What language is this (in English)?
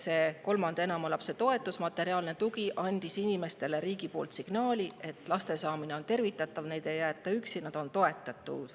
Estonian